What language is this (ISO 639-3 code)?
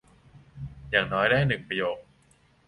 tha